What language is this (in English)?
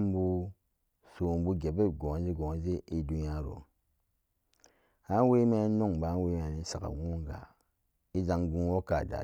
Samba Daka